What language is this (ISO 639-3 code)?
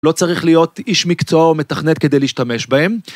heb